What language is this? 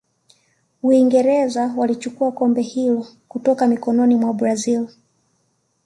Swahili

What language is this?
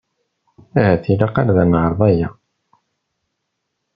Kabyle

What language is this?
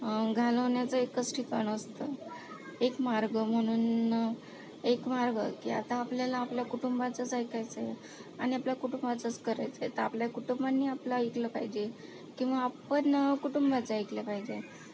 Marathi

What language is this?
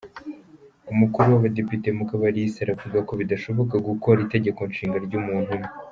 Kinyarwanda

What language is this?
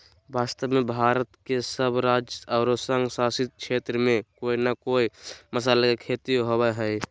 Magahi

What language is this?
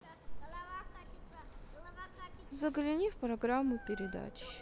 Russian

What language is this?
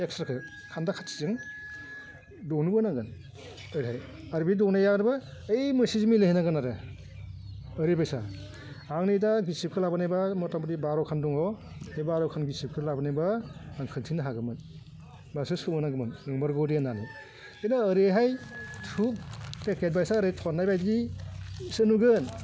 Bodo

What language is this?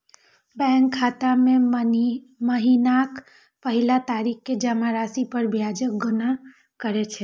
Maithili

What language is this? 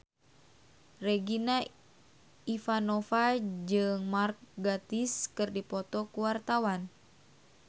Sundanese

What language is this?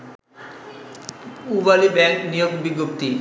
Bangla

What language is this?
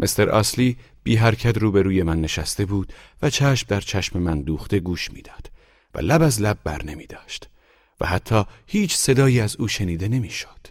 Persian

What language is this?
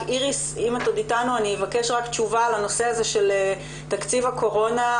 Hebrew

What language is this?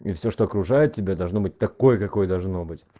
Russian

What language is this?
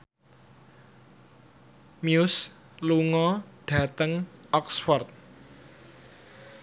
Javanese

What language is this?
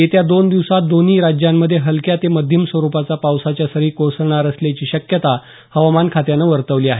Marathi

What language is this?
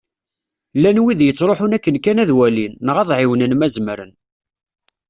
Kabyle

